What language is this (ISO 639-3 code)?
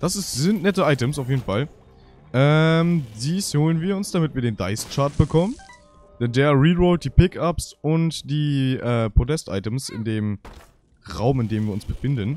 deu